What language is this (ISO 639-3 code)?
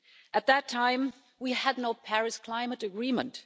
eng